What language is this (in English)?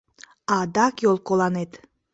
Mari